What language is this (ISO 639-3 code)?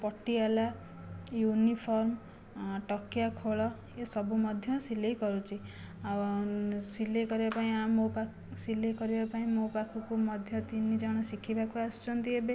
ori